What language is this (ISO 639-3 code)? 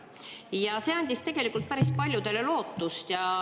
est